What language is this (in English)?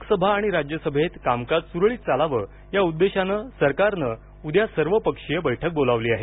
Marathi